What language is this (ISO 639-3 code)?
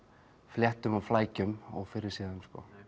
isl